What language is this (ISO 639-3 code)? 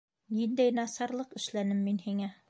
bak